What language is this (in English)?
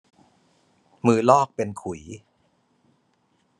Thai